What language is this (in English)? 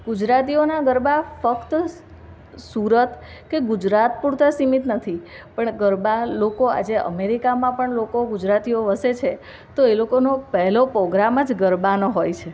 Gujarati